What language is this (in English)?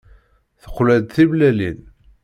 Kabyle